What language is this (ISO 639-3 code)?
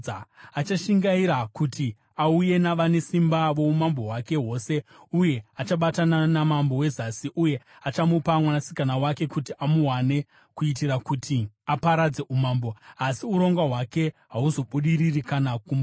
sna